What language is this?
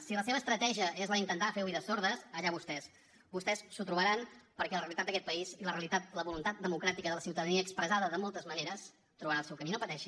Catalan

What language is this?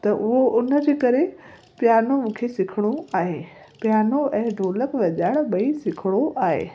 Sindhi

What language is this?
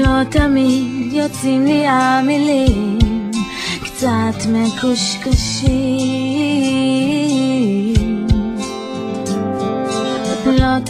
Hebrew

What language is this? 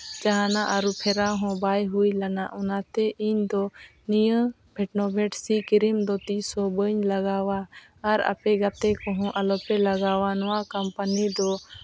Santali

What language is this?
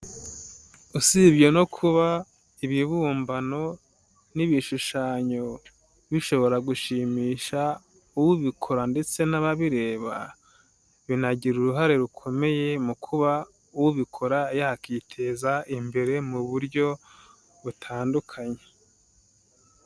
Kinyarwanda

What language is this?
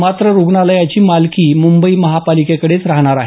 Marathi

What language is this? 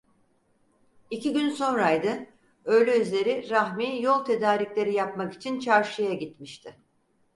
Turkish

